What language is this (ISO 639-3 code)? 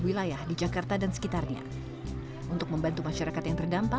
ind